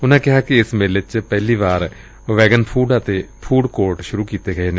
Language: Punjabi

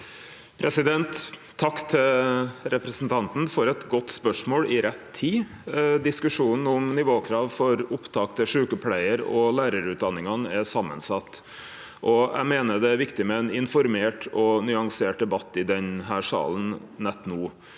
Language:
Norwegian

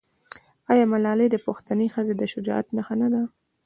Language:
Pashto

